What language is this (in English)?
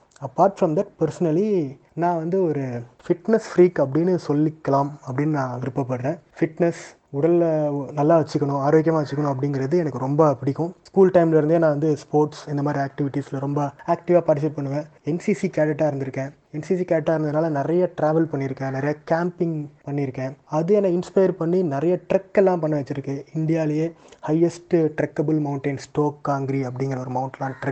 Tamil